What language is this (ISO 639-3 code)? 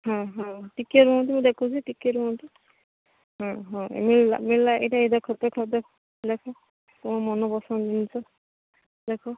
ori